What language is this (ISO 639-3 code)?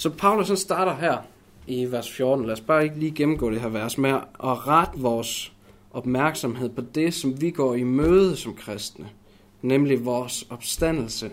dan